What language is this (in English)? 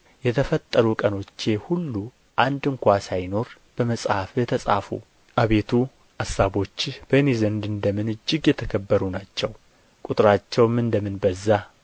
Amharic